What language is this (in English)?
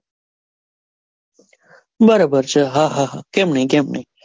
Gujarati